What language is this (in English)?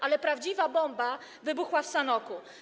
Polish